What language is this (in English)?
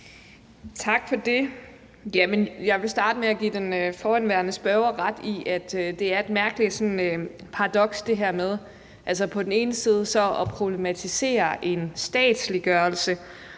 Danish